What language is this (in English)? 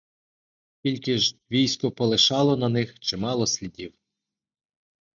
Ukrainian